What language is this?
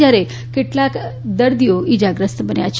Gujarati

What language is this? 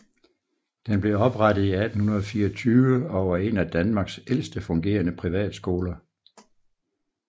Danish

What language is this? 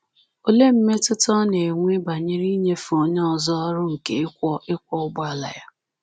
Igbo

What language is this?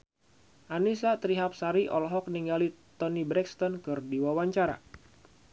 Sundanese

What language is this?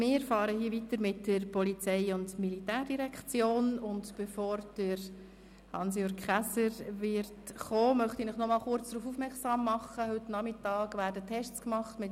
Swiss German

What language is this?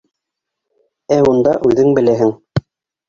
Bashkir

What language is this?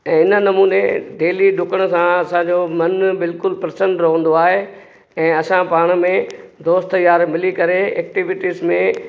Sindhi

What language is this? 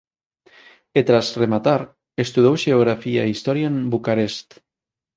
Galician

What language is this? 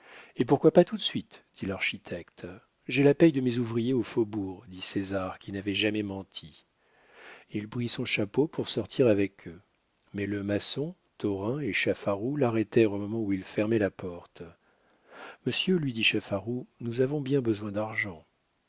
French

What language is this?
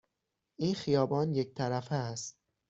Persian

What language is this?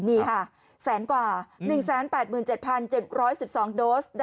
Thai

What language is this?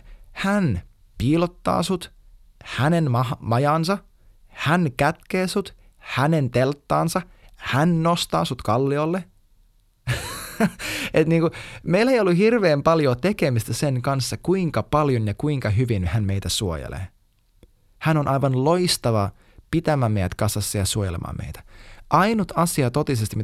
Finnish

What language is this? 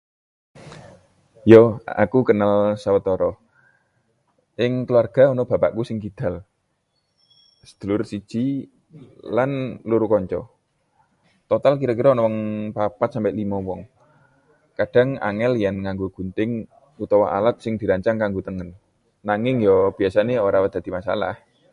Javanese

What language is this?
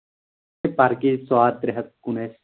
Kashmiri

